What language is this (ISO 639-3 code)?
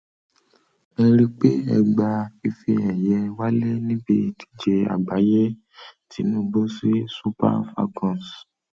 yor